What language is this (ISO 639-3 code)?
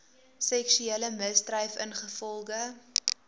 afr